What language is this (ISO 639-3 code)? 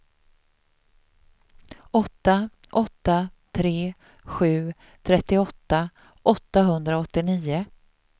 swe